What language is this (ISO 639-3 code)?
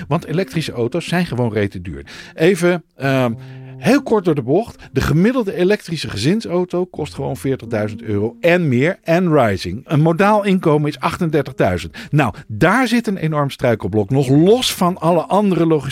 nld